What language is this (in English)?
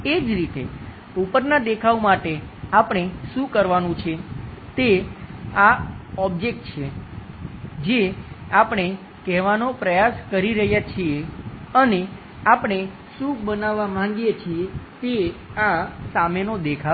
Gujarati